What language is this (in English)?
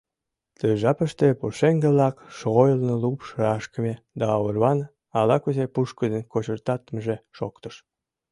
Mari